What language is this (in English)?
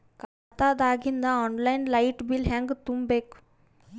Kannada